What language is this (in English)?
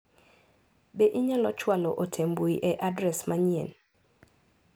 Luo (Kenya and Tanzania)